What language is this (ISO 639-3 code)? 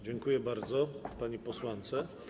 pol